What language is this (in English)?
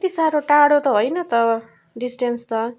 Nepali